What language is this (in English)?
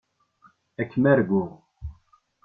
Kabyle